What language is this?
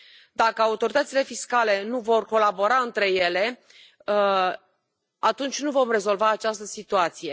Romanian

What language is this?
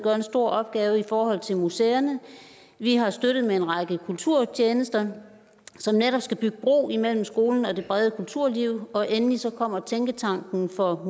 Danish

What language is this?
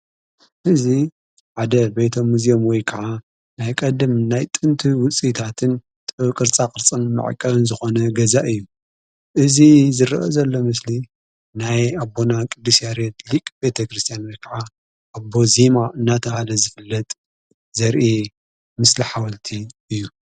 Tigrinya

